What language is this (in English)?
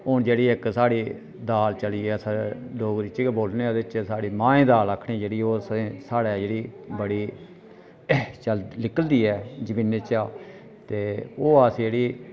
Dogri